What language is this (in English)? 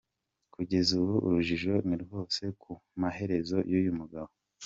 Kinyarwanda